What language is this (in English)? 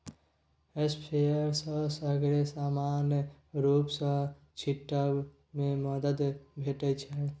Maithili